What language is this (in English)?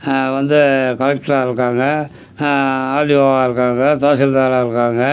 Tamil